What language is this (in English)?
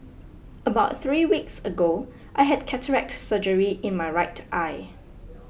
English